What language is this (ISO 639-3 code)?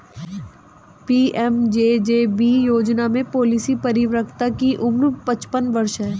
hin